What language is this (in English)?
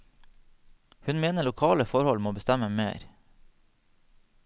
Norwegian